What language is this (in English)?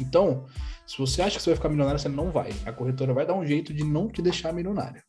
Portuguese